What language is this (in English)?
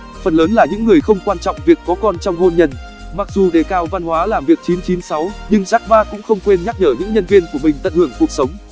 Vietnamese